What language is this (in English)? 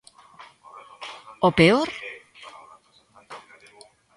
Galician